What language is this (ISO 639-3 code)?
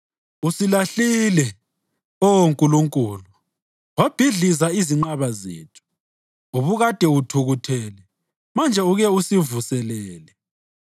nde